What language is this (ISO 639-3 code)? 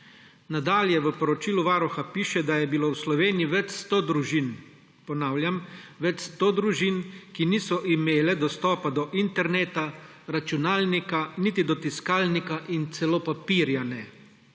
slv